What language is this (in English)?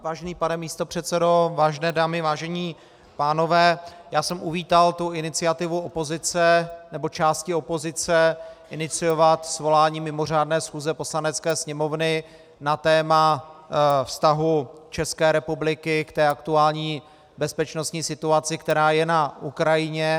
Czech